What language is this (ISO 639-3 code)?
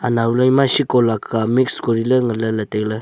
nnp